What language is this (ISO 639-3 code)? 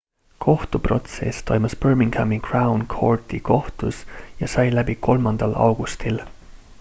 est